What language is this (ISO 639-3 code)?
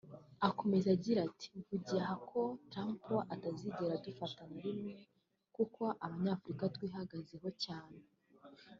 kin